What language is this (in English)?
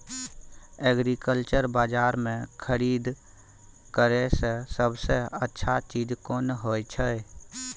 Maithili